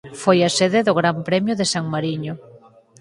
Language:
Galician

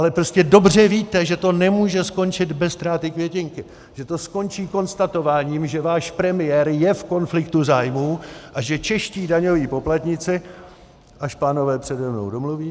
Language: Czech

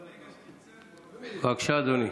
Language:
Hebrew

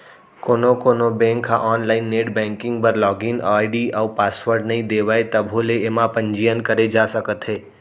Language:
Chhattisgarhi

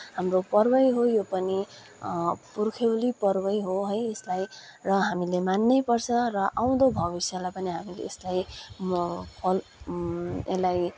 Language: Nepali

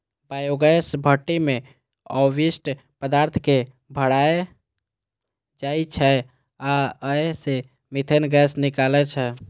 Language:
Maithili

